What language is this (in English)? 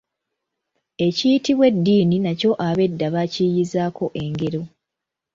Ganda